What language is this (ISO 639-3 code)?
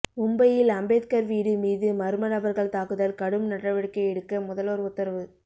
tam